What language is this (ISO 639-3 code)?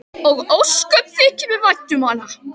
isl